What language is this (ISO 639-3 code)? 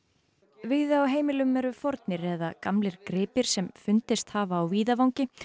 isl